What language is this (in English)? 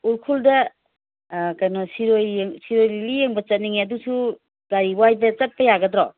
Manipuri